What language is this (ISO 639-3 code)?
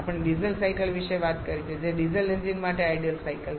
guj